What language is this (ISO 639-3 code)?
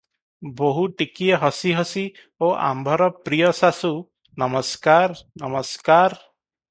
ori